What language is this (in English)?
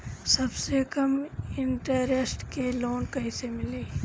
Bhojpuri